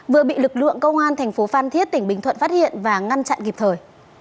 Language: Vietnamese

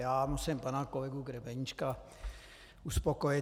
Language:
Czech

